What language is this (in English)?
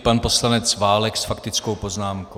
Czech